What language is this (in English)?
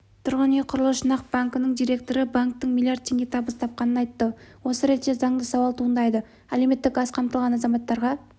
Kazakh